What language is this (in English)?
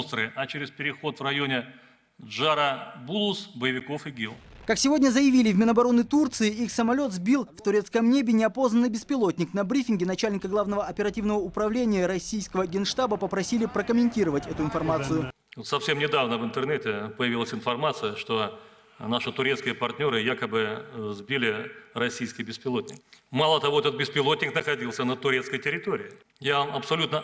Russian